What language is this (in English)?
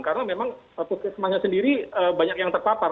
Indonesian